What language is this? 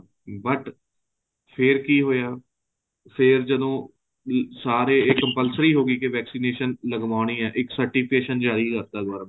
Punjabi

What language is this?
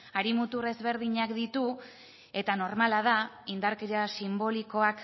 Basque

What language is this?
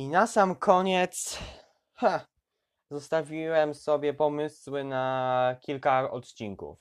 Polish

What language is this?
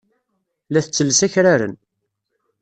Kabyle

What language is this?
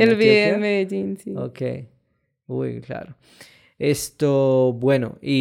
Spanish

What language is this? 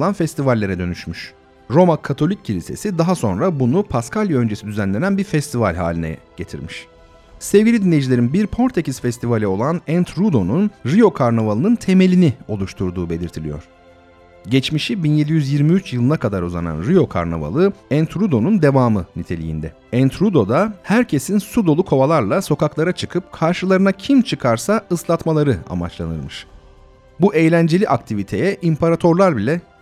Turkish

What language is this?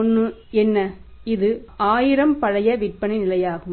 Tamil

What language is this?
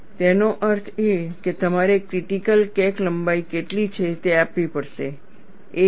Gujarati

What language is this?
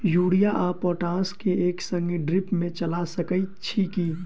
Maithili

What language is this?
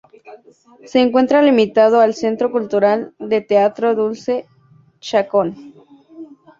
Spanish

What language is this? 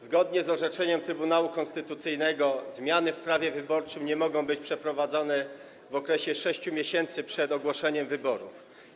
Polish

